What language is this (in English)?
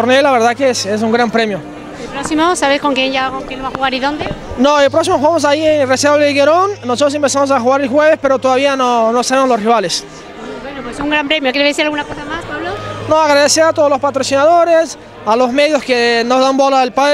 Spanish